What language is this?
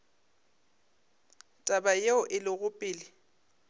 Northern Sotho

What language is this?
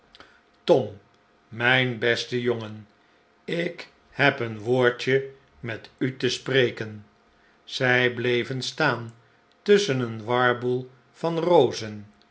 Dutch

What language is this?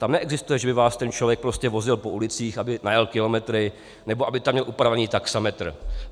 Czech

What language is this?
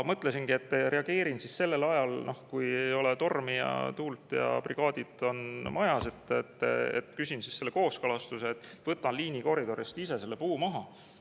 Estonian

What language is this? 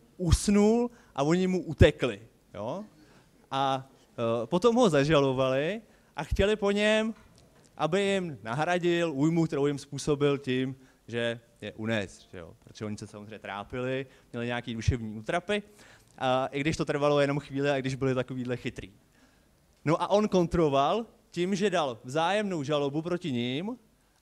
Czech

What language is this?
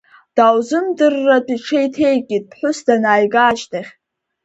Abkhazian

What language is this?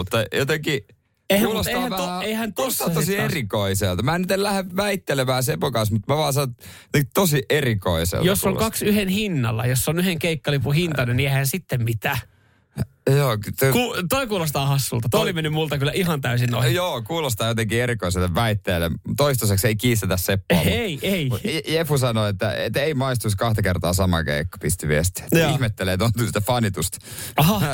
Finnish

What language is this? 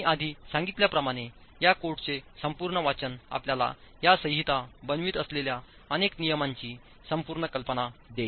Marathi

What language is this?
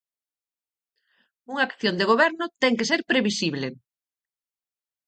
Galician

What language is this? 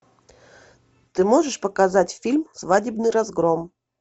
Russian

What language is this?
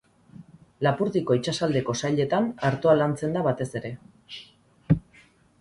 Basque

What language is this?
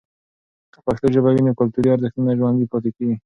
Pashto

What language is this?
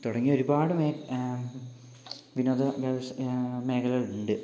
Malayalam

